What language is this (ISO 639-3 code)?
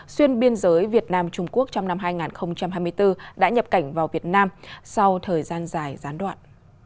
vie